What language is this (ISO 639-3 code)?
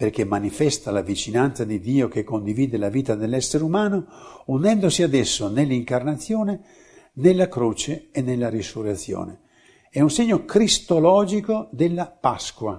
ita